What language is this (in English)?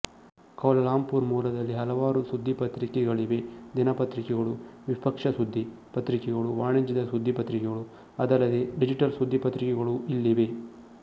Kannada